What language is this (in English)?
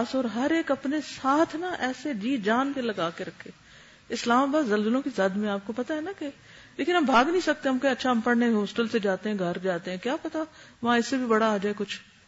Urdu